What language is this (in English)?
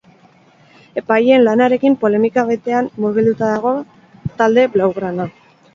Basque